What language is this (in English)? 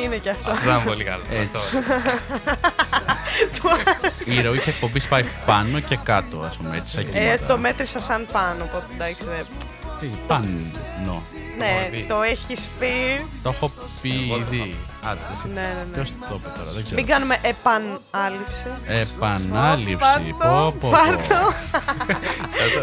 Greek